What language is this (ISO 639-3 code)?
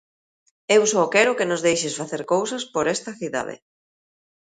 glg